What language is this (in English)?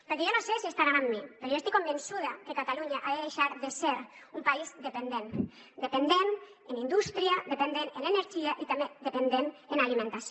Catalan